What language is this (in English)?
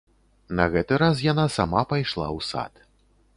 Belarusian